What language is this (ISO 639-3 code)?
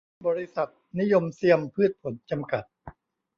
tha